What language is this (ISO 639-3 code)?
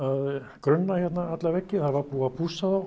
isl